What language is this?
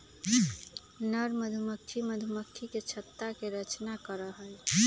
Magahi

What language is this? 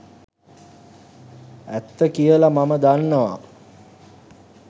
Sinhala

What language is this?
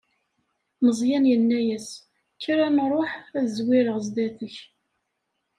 Kabyle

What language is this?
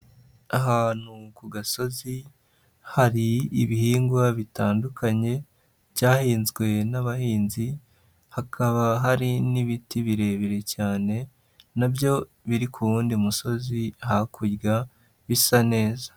Kinyarwanda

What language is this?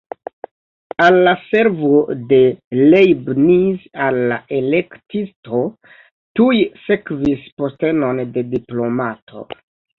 Esperanto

